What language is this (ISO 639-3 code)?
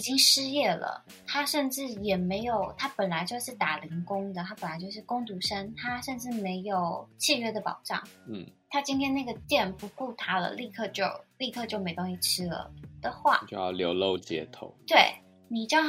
zho